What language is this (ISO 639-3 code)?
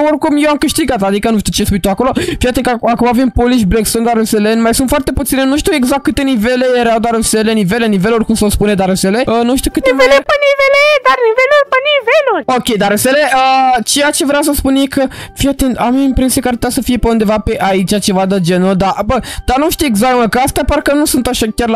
ron